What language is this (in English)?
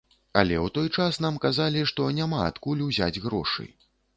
Belarusian